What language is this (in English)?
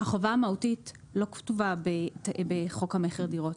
Hebrew